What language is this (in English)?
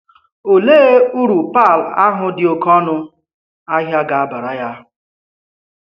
Igbo